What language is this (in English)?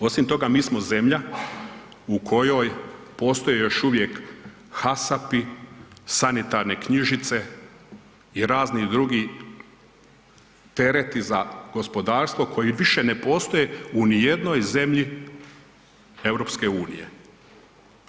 Croatian